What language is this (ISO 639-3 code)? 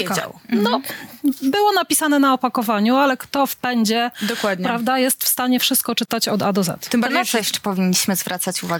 pol